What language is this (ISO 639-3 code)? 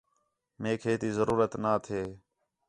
xhe